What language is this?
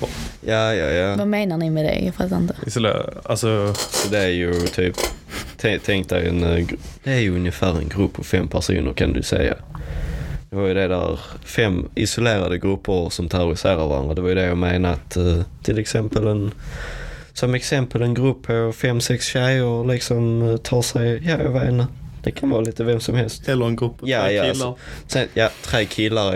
Swedish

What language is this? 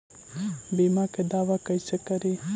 Magahi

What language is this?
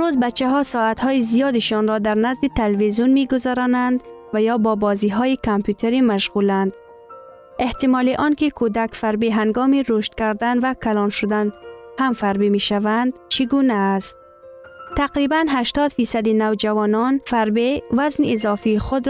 Persian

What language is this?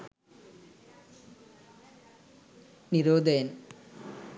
Sinhala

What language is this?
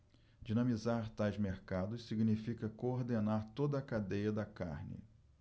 Portuguese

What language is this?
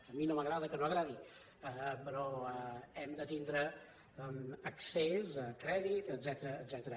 Catalan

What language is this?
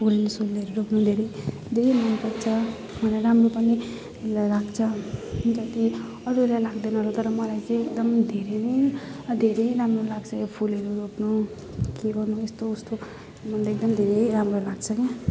Nepali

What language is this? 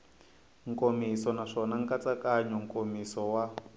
Tsonga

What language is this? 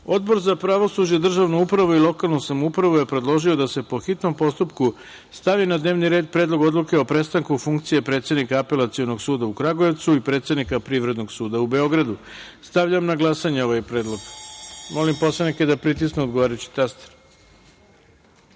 Serbian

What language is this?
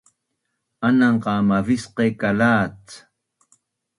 Bunun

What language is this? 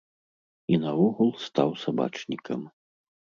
Belarusian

